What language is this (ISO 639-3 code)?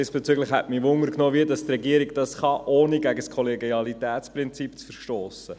gsw